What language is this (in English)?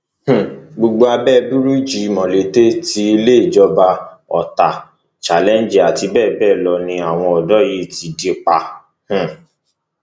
Yoruba